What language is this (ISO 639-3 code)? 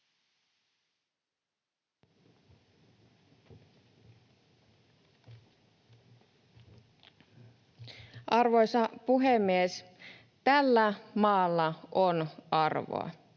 fin